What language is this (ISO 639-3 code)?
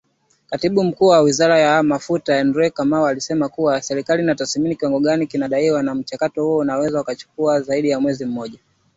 swa